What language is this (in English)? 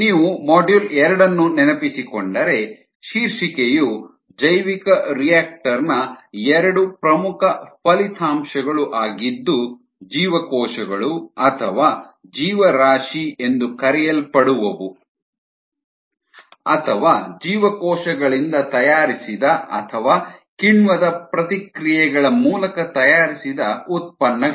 Kannada